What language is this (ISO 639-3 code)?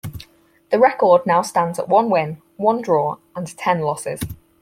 eng